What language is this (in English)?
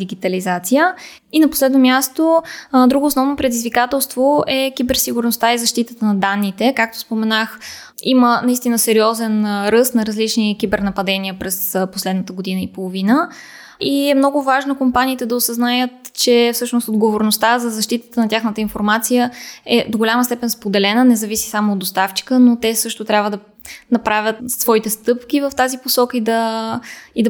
Bulgarian